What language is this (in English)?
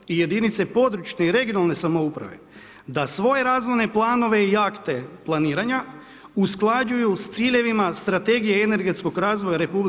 Croatian